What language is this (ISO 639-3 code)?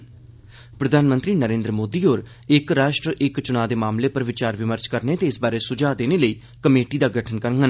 doi